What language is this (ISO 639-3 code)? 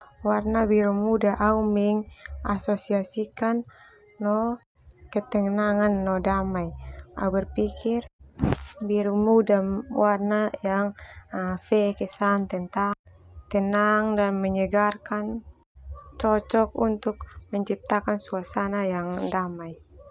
twu